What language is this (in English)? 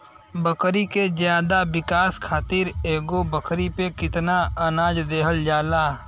Bhojpuri